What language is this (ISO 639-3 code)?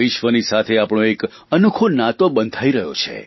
guj